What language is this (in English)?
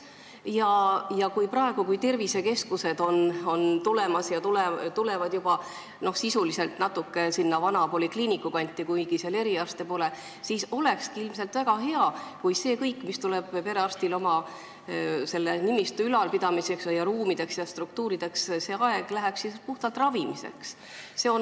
Estonian